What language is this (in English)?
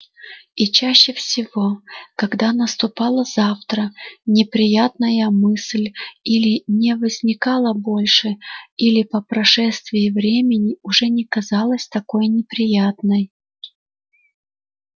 Russian